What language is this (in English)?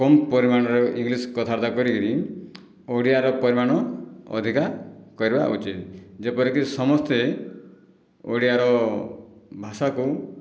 Odia